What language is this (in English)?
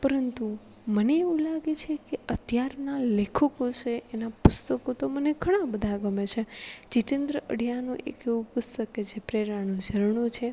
Gujarati